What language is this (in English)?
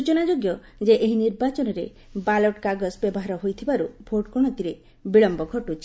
Odia